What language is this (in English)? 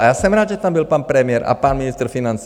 Czech